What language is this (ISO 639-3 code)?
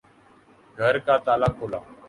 urd